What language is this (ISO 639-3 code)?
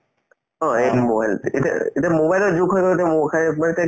asm